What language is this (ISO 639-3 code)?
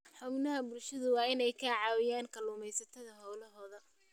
som